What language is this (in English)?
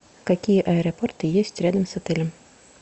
Russian